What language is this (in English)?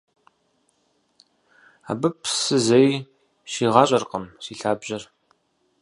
Kabardian